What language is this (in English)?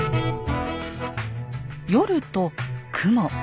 Japanese